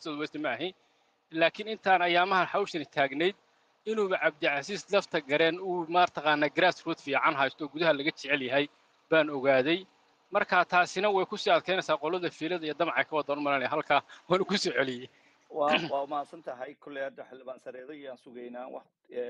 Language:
Arabic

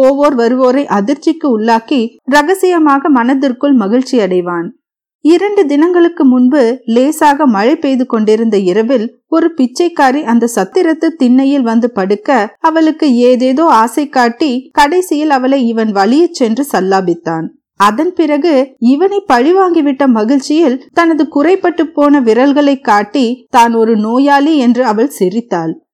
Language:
Tamil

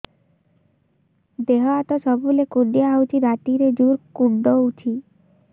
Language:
Odia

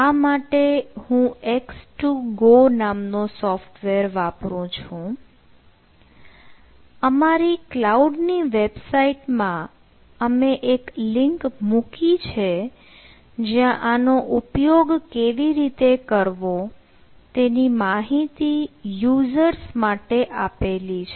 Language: Gujarati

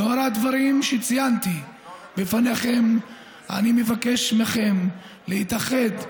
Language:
Hebrew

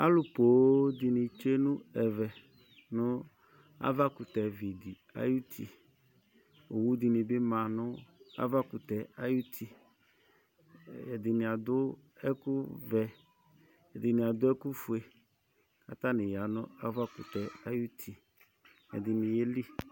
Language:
Ikposo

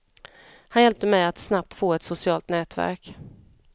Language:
Swedish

